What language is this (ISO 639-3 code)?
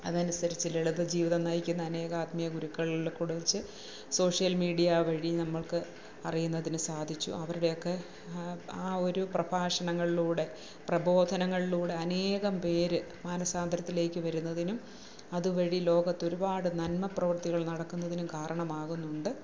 mal